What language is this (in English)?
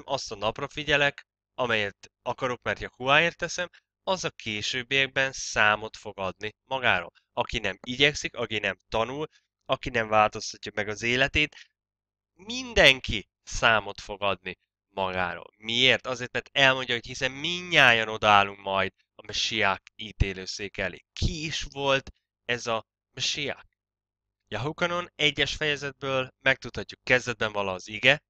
Hungarian